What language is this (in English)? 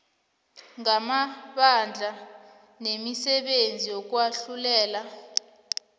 South Ndebele